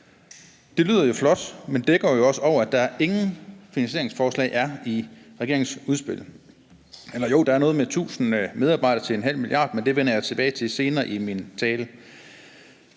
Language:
Danish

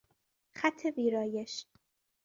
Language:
Persian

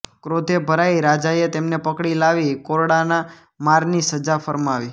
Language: Gujarati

